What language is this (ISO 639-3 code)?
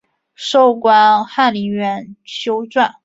zho